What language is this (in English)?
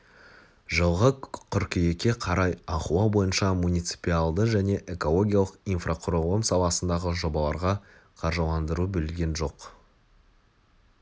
Kazakh